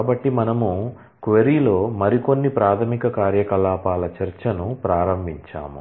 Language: Telugu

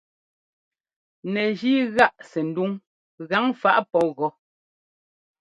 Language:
Ngomba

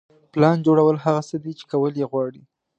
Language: Pashto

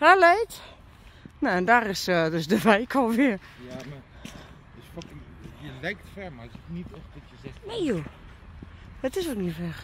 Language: Dutch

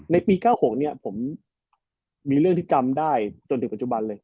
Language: Thai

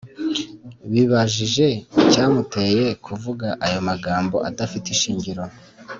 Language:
Kinyarwanda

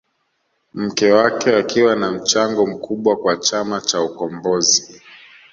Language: Swahili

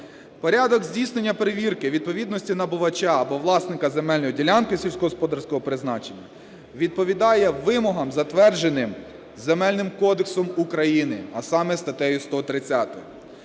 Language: Ukrainian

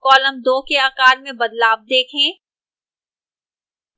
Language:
Hindi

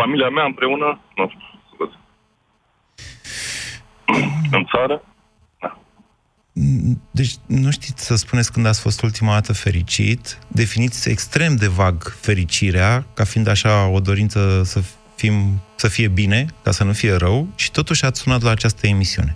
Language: Romanian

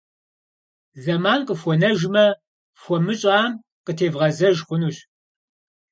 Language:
Kabardian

